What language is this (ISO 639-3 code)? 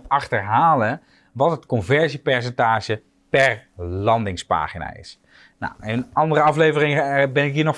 nld